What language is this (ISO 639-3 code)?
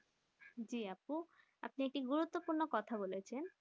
ben